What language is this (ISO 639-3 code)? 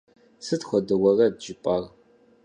kbd